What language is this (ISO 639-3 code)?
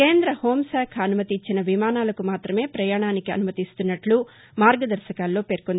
tel